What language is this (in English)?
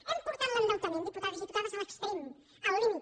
Catalan